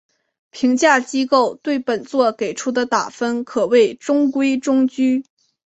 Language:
Chinese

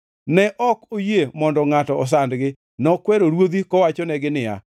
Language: Luo (Kenya and Tanzania)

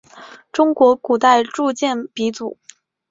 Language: Chinese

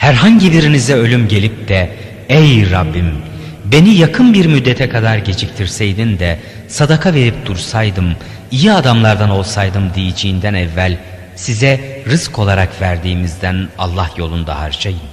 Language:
Turkish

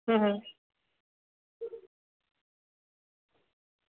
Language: Gujarati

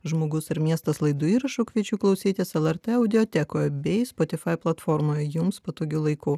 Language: Lithuanian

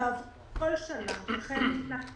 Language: Hebrew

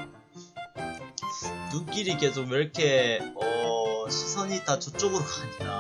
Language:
Korean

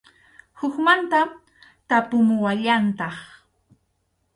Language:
Arequipa-La Unión Quechua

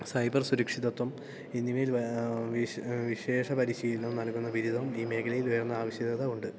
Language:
Malayalam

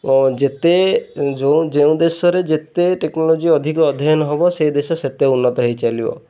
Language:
Odia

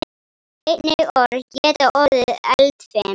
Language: Icelandic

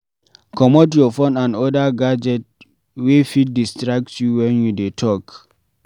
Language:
Nigerian Pidgin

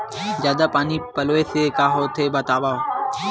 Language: Chhattisgarhi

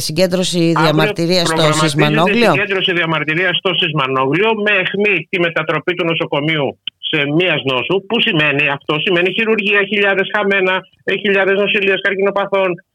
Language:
Greek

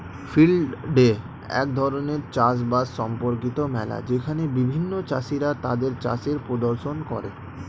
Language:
Bangla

